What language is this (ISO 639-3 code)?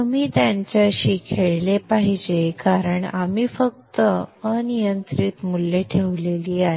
mar